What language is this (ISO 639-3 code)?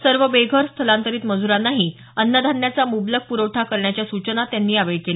mar